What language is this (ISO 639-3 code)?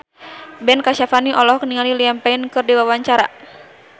sun